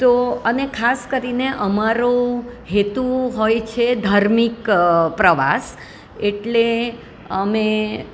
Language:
Gujarati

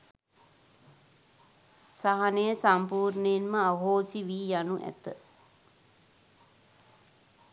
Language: Sinhala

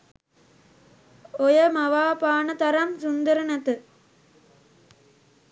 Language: Sinhala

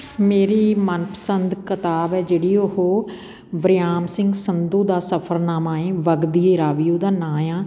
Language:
Punjabi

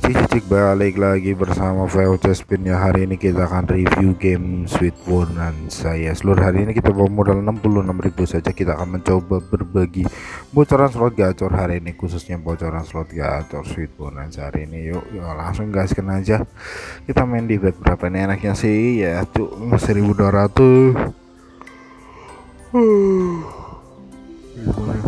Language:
Indonesian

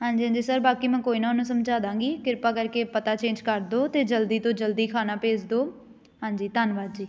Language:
Punjabi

